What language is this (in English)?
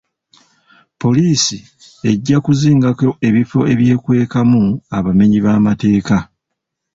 Ganda